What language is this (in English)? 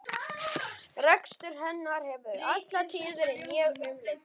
Icelandic